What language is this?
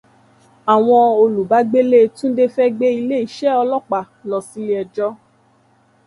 Yoruba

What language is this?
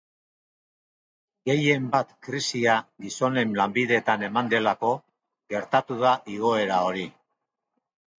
Basque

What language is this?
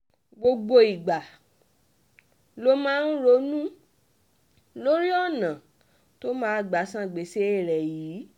Yoruba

